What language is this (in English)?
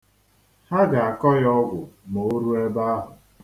Igbo